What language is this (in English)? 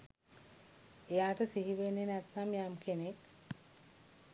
Sinhala